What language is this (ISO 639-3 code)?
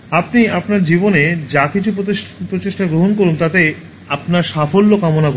ben